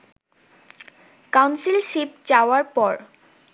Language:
Bangla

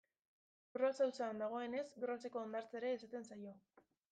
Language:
Basque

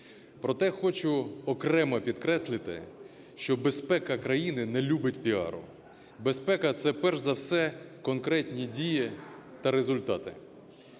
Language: Ukrainian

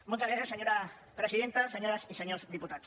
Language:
Catalan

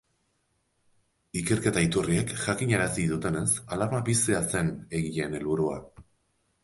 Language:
Basque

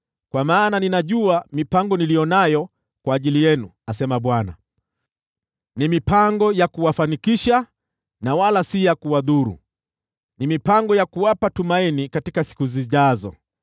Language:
Swahili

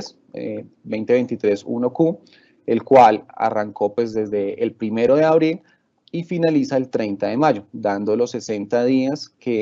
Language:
Spanish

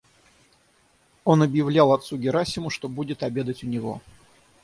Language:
Russian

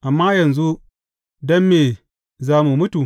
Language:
Hausa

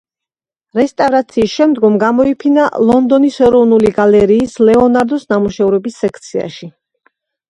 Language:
Georgian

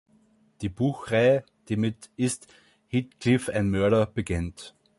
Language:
German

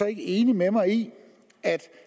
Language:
Danish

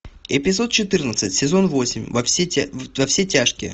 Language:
Russian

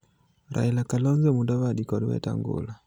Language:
Luo (Kenya and Tanzania)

